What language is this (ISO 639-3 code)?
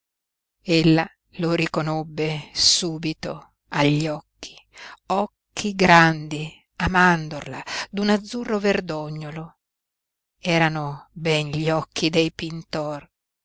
ita